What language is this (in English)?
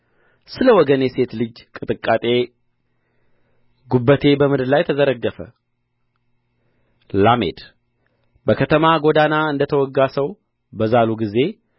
Amharic